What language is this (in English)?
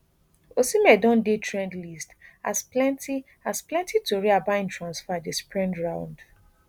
Nigerian Pidgin